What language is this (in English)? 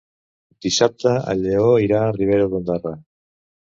Catalan